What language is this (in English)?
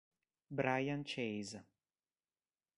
Italian